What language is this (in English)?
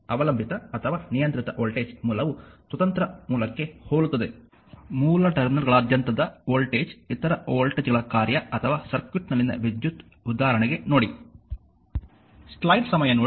Kannada